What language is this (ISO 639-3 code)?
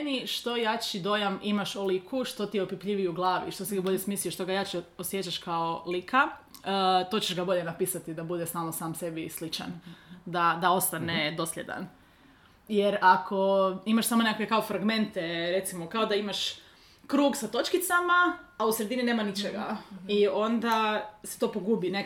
hrv